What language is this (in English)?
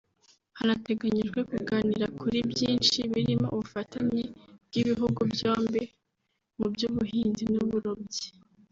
Kinyarwanda